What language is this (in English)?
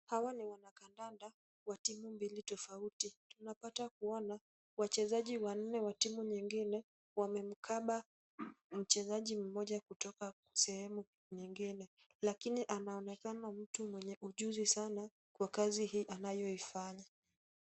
Swahili